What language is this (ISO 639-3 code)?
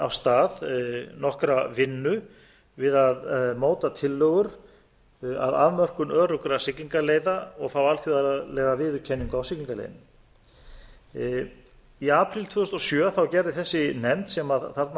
isl